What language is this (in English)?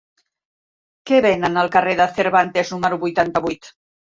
Catalan